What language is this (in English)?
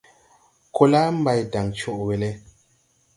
Tupuri